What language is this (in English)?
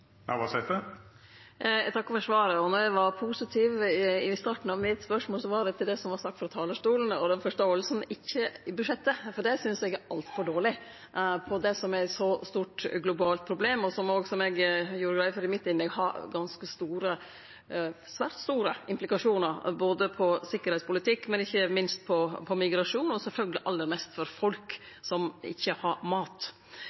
Norwegian